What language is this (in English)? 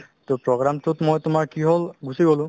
Assamese